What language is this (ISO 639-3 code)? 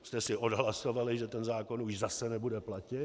ces